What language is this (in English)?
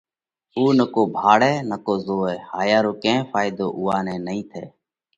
Parkari Koli